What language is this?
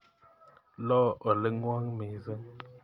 Kalenjin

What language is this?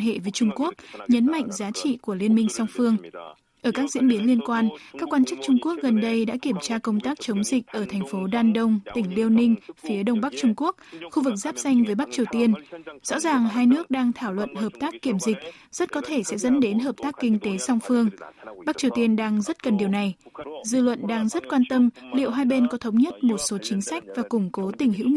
Vietnamese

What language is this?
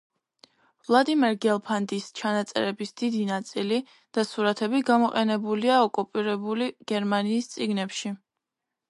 Georgian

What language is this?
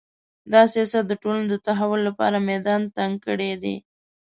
Pashto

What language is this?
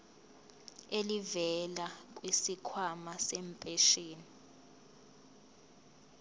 Zulu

